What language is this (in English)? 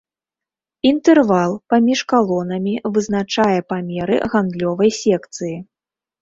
Belarusian